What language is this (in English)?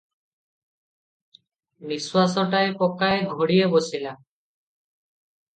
Odia